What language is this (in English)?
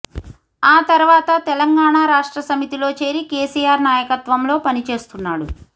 Telugu